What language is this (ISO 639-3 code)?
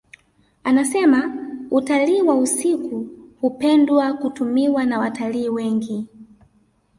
swa